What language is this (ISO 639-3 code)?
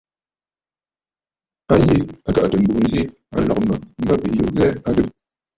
bfd